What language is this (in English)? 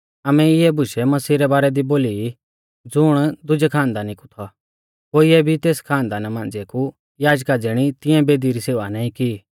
Mahasu Pahari